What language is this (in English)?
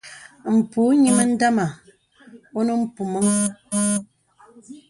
Bebele